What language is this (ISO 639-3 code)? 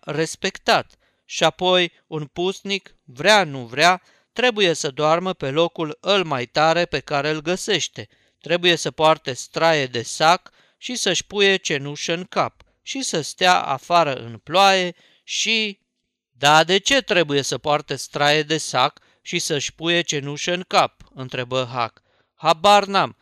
ron